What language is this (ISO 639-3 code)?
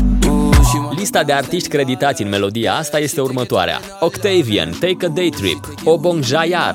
ron